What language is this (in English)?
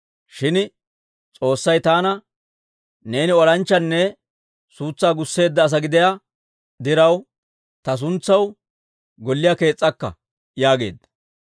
Dawro